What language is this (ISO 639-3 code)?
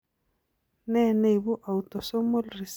kln